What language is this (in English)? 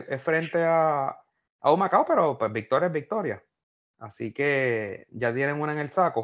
Spanish